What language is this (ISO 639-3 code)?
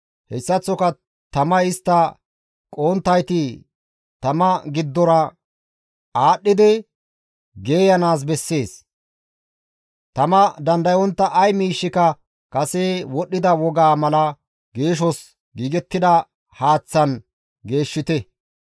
gmv